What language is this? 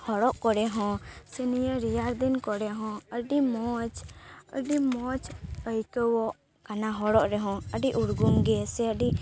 Santali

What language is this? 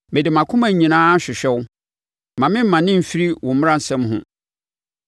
Akan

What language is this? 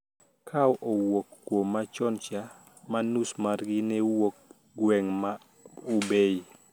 Luo (Kenya and Tanzania)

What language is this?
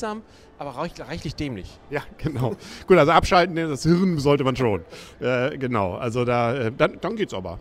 German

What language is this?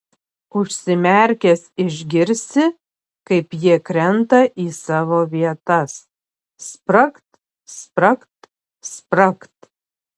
Lithuanian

